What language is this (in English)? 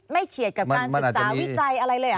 Thai